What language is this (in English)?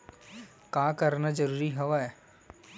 Chhattisgarhi